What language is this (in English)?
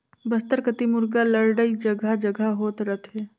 Chhattisgarhi